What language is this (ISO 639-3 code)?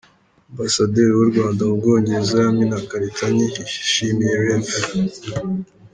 kin